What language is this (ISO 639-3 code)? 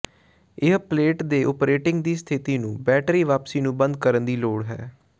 pan